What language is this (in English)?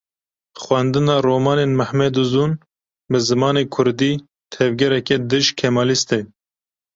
Kurdish